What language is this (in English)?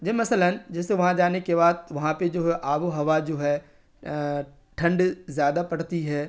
Urdu